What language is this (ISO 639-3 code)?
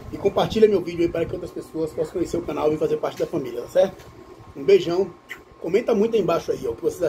por